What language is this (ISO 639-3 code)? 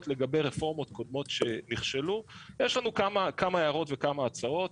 heb